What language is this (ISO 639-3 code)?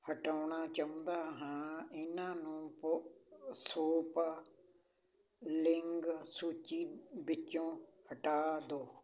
pan